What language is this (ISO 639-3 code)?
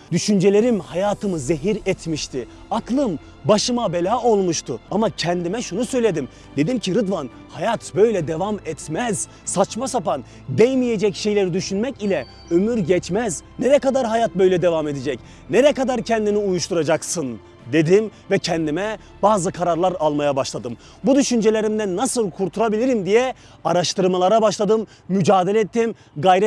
tur